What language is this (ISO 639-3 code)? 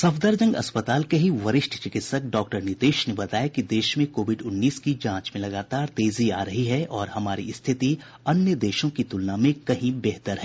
hin